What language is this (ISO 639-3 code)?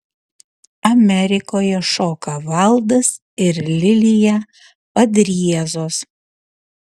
lit